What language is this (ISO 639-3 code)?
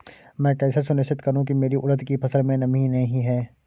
hin